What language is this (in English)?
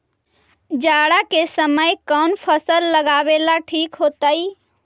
Magahi